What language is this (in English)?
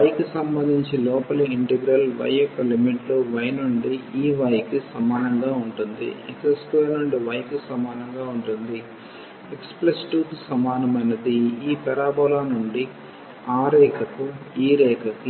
Telugu